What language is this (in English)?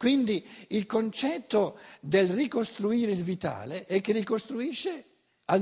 Italian